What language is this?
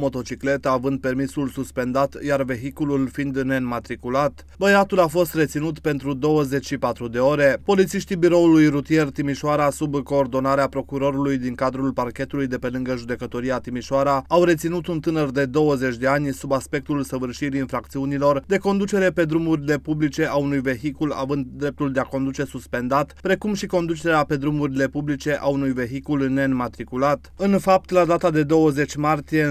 Romanian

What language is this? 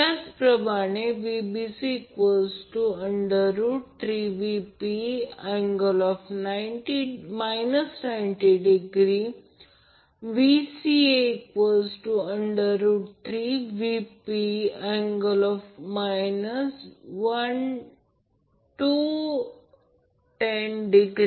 Marathi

